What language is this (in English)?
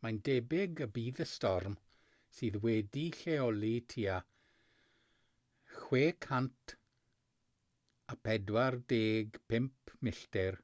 Welsh